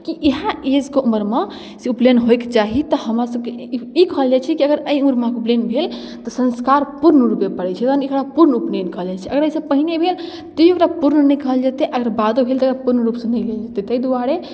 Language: Maithili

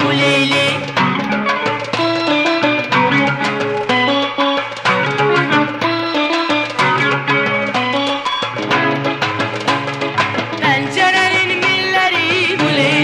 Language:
Arabic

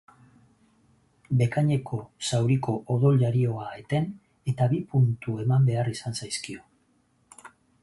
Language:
Basque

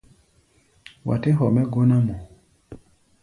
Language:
Gbaya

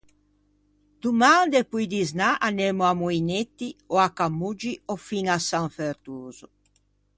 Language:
Ligurian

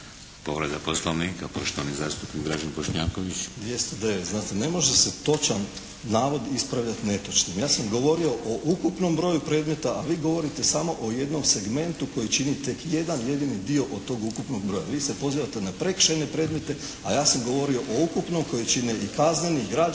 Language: Croatian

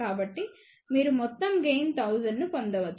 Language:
Telugu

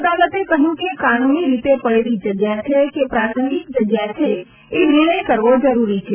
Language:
Gujarati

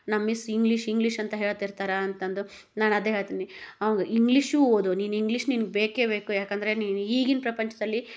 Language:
Kannada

